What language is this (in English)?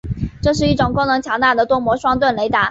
Chinese